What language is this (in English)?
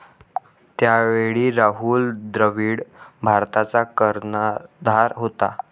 Marathi